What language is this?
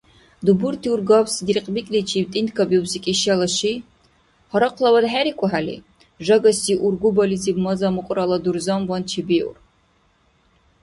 Dargwa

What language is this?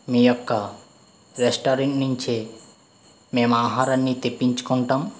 Telugu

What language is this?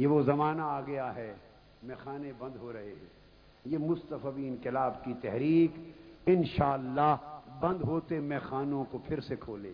Urdu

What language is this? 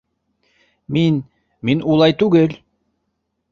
Bashkir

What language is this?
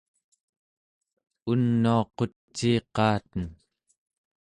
Central Yupik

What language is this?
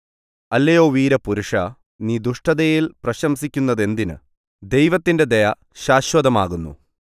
Malayalam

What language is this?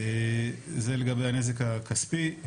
Hebrew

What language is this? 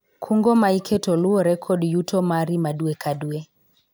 Luo (Kenya and Tanzania)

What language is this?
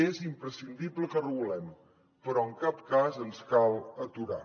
Catalan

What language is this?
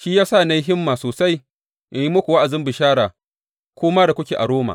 Hausa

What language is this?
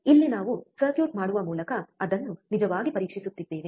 Kannada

